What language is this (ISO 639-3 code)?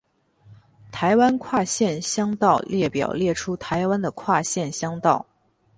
zho